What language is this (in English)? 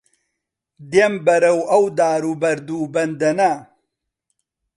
Central Kurdish